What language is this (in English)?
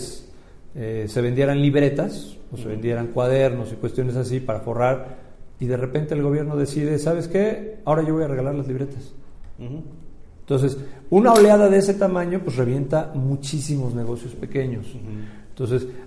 Spanish